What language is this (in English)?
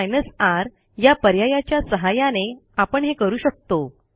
Marathi